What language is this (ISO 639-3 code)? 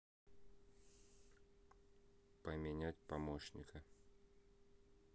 rus